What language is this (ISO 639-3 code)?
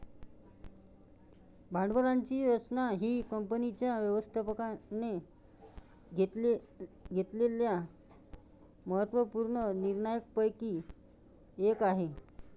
mar